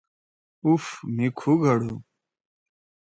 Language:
Torwali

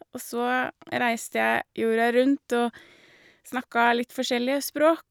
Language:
Norwegian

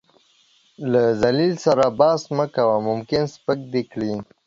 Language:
Pashto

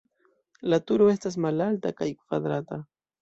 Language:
Esperanto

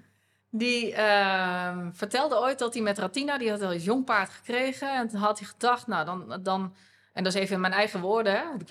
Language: Dutch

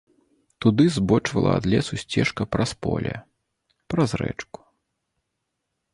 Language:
Belarusian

